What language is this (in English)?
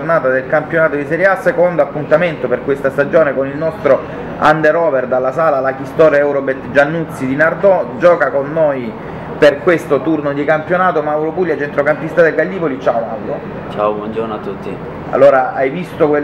Italian